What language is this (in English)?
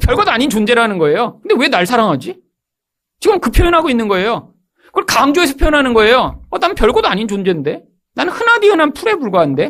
Korean